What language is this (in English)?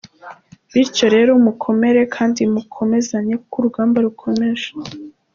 Kinyarwanda